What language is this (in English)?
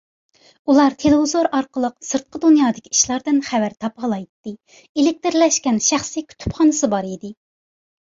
Uyghur